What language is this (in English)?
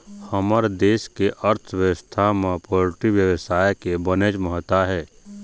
Chhattisgarhi